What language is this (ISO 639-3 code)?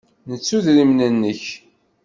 kab